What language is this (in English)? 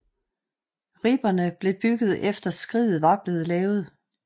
Danish